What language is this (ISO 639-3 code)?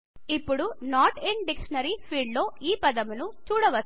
tel